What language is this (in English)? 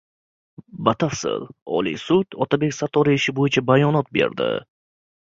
Uzbek